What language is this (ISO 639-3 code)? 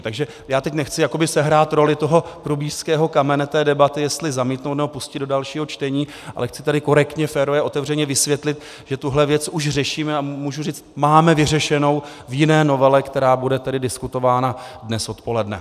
ces